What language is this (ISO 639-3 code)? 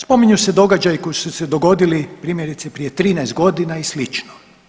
hrv